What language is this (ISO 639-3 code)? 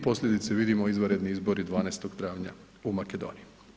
hrv